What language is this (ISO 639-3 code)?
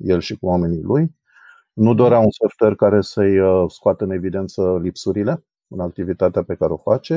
ron